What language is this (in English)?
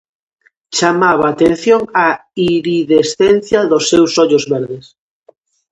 Galician